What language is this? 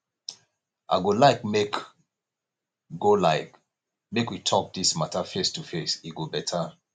Nigerian Pidgin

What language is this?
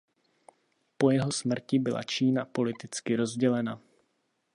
Czech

